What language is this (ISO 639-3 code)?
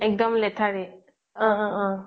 asm